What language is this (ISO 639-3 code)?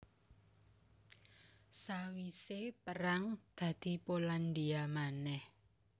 jav